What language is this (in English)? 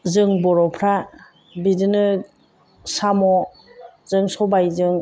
Bodo